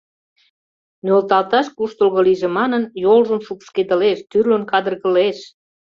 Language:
Mari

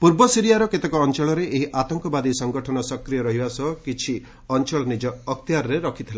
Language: Odia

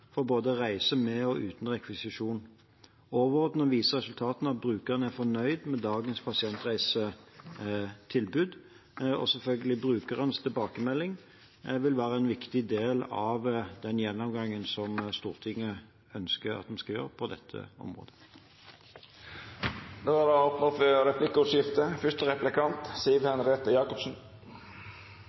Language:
Norwegian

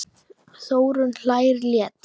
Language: Icelandic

